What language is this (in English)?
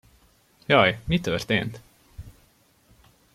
Hungarian